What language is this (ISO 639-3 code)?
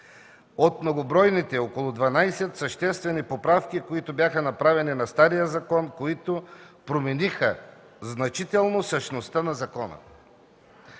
bul